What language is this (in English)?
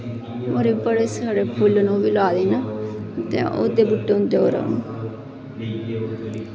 Dogri